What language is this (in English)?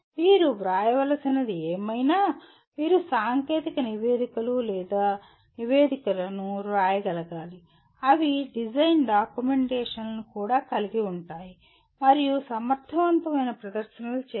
Telugu